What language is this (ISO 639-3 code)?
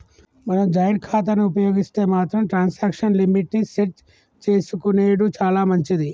tel